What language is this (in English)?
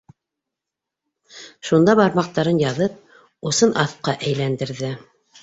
Bashkir